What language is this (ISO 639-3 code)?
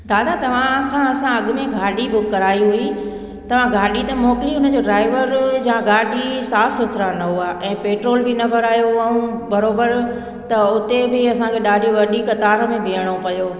snd